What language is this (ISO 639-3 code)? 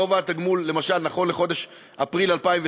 heb